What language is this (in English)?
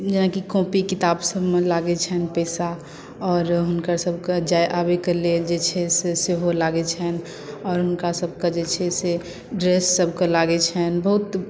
Maithili